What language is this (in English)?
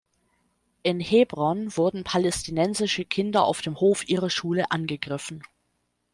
German